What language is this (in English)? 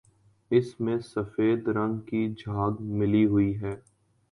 Urdu